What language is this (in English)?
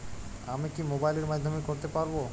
Bangla